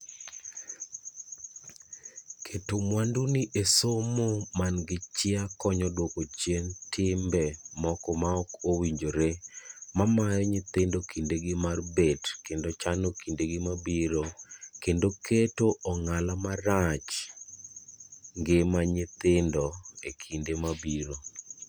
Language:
Luo (Kenya and Tanzania)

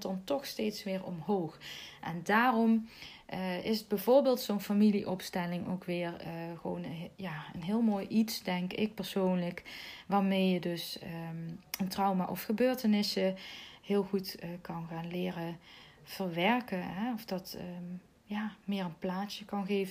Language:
Dutch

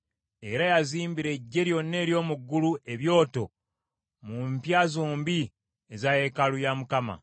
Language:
Ganda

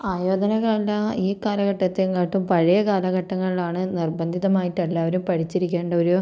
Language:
Malayalam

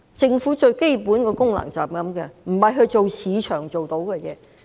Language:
Cantonese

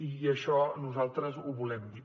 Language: Catalan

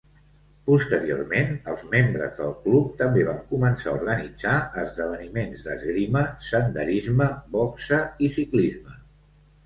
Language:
Catalan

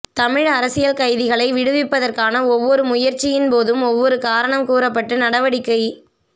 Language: Tamil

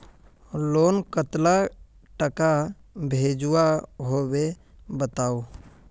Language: Magahi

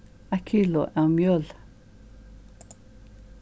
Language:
Faroese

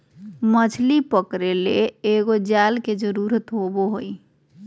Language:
Magahi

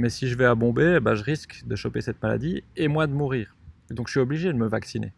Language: French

